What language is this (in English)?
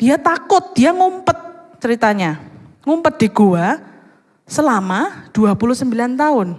Indonesian